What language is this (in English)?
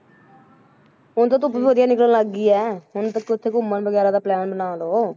Punjabi